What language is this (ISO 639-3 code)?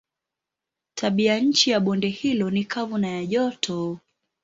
swa